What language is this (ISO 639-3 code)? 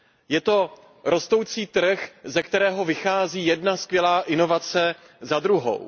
ces